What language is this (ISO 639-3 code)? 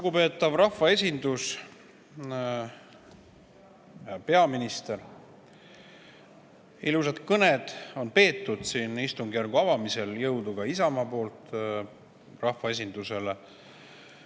est